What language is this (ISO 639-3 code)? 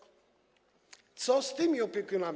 pol